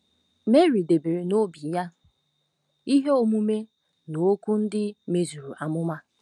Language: Igbo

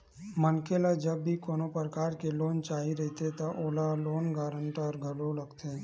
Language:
Chhattisgarhi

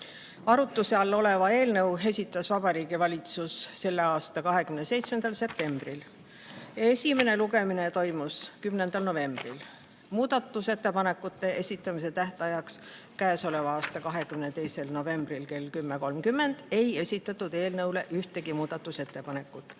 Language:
Estonian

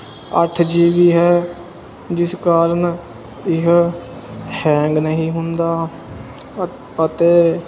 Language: Punjabi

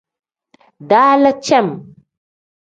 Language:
Tem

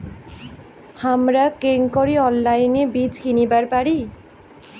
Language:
Bangla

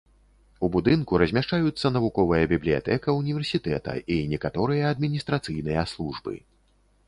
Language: Belarusian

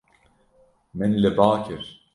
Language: Kurdish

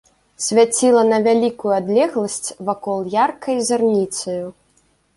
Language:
Belarusian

